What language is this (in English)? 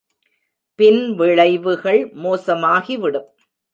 Tamil